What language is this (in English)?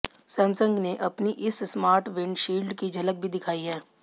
Hindi